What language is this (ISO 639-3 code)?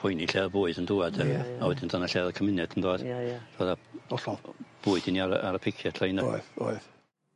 cym